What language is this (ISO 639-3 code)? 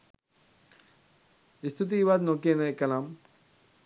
sin